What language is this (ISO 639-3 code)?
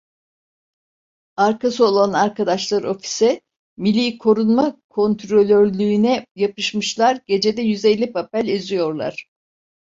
tur